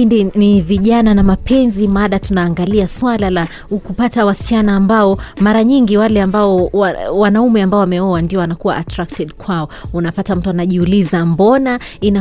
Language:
Swahili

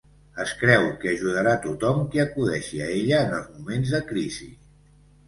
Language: Catalan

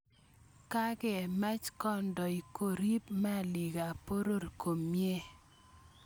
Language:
Kalenjin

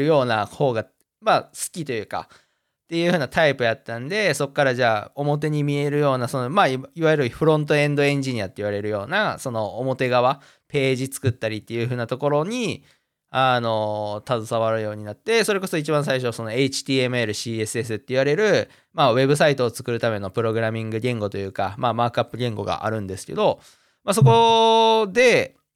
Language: Japanese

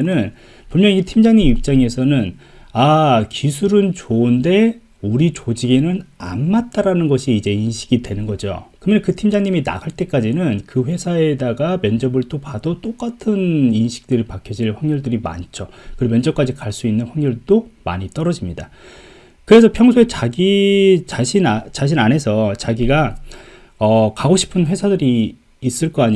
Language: Korean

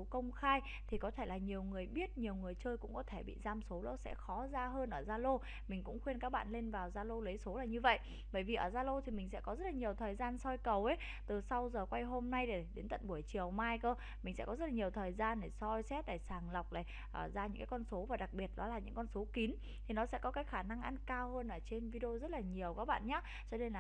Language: Vietnamese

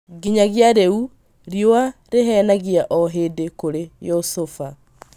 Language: Kikuyu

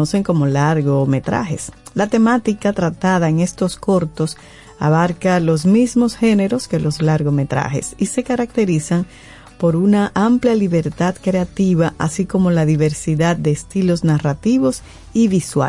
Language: Spanish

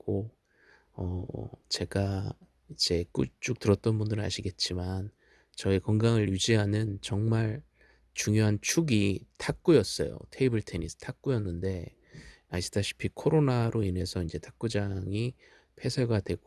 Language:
Korean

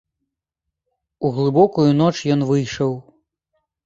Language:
Belarusian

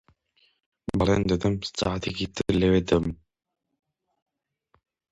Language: Central Kurdish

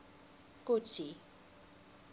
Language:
Afrikaans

